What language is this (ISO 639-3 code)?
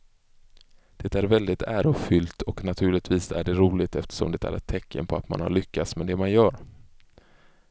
swe